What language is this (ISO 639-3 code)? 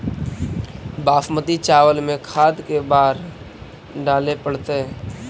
mag